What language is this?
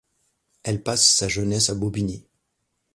French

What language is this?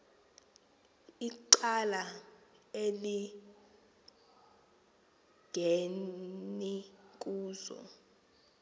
Xhosa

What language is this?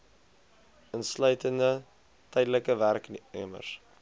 Afrikaans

